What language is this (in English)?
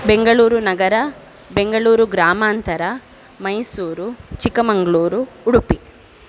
Sanskrit